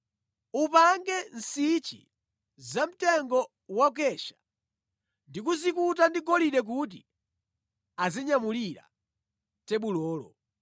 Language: Nyanja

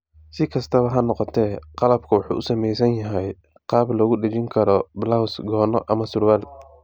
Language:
Somali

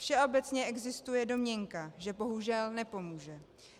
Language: Czech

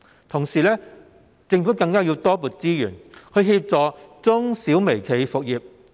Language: Cantonese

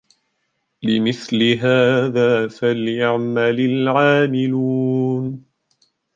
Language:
Arabic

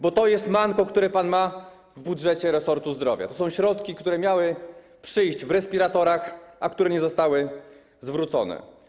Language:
Polish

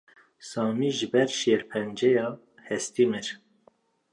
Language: Kurdish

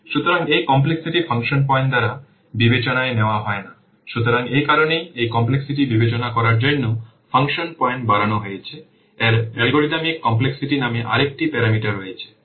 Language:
Bangla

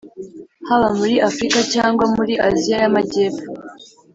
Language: Kinyarwanda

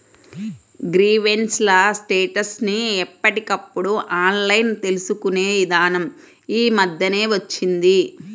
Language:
Telugu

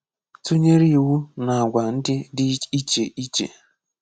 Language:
Igbo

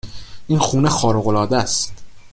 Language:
Persian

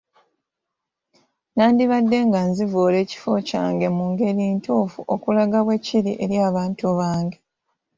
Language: Ganda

